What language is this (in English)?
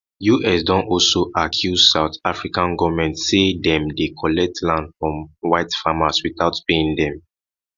Nigerian Pidgin